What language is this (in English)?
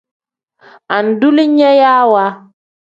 Tem